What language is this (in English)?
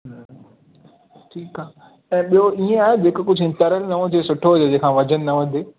Sindhi